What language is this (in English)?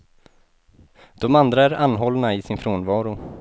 Swedish